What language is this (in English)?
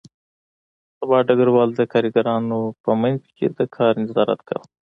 Pashto